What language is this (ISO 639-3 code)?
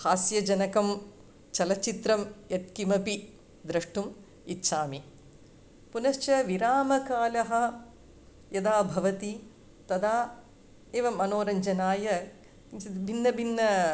san